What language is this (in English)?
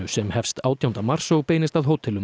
Icelandic